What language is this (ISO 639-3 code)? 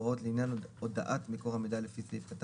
heb